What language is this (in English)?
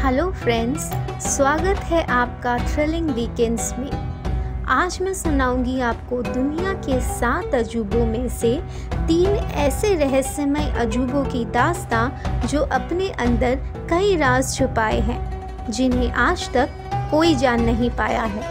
Hindi